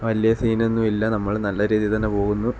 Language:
Malayalam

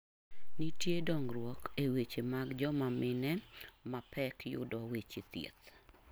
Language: Luo (Kenya and Tanzania)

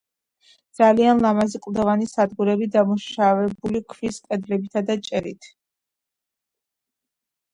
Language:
Georgian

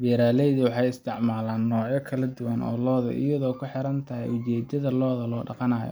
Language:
Somali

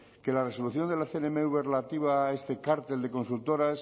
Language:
Spanish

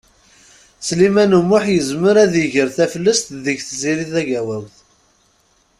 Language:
Kabyle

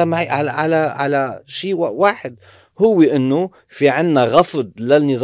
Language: Arabic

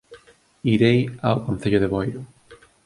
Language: Galician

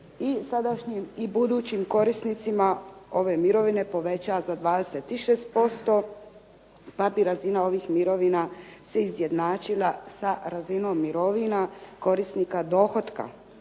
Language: Croatian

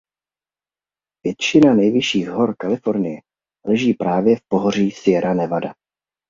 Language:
Czech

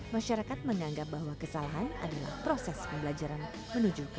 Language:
Indonesian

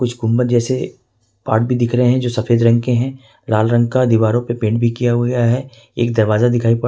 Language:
Hindi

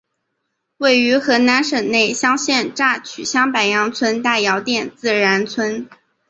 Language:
Chinese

